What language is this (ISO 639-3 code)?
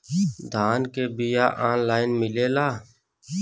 bho